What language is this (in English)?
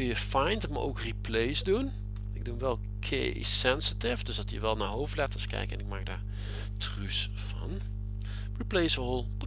Dutch